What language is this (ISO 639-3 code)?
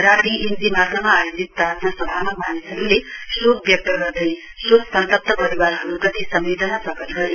nep